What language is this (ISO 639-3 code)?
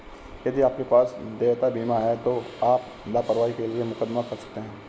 hin